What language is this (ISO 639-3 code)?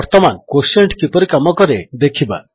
ori